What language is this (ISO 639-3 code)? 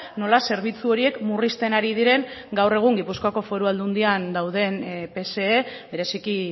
eus